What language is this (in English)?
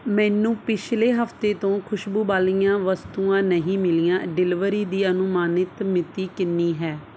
Punjabi